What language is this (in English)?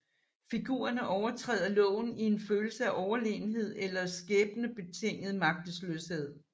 Danish